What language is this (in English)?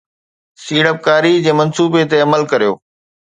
Sindhi